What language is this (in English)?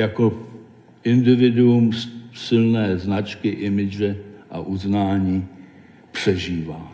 Czech